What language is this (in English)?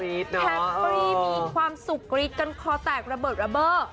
Thai